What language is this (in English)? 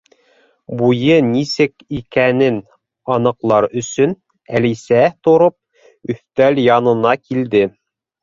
Bashkir